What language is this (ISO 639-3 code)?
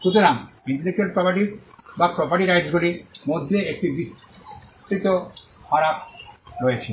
ben